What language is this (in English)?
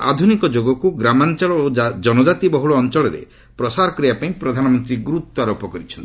Odia